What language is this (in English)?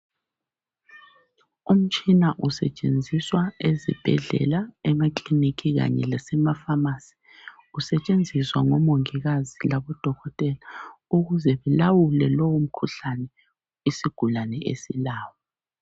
North Ndebele